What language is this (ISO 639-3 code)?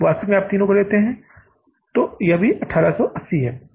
hin